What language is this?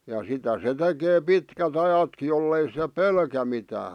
Finnish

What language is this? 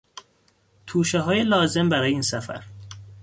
Persian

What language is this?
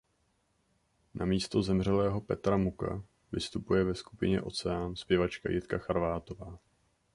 Czech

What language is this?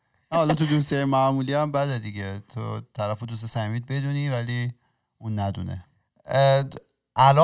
Persian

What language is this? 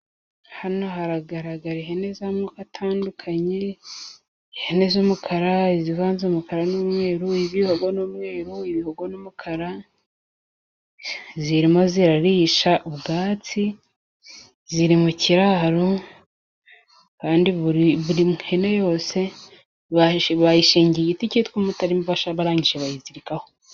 Kinyarwanda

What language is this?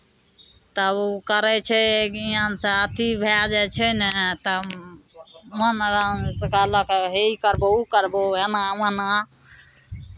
Maithili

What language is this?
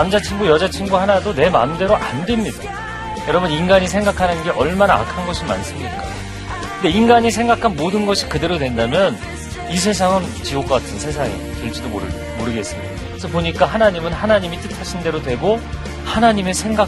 Korean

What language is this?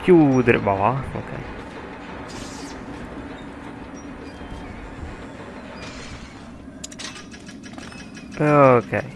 Italian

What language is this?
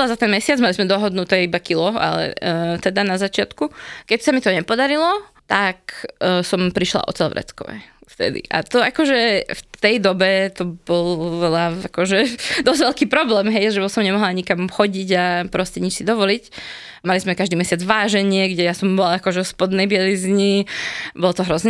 Slovak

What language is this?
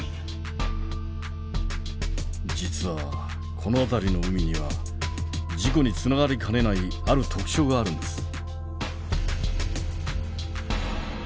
Japanese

